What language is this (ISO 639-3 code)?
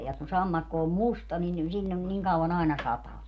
fin